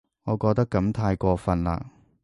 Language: Cantonese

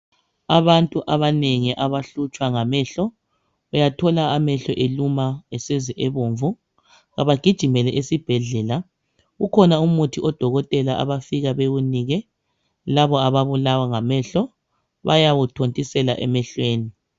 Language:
North Ndebele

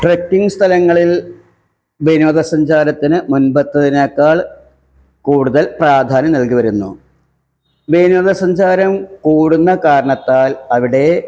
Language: Malayalam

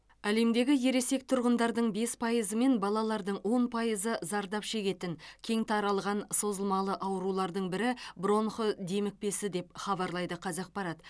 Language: Kazakh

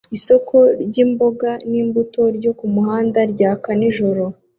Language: Kinyarwanda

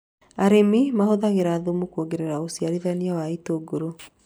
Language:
Kikuyu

